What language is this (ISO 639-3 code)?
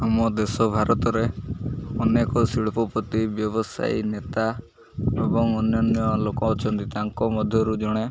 ori